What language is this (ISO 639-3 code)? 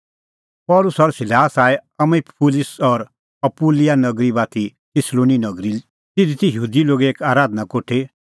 kfx